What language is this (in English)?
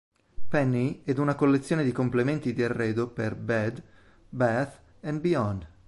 Italian